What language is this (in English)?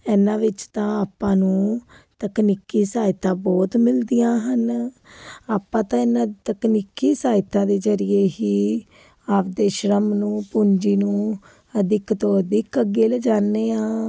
Punjabi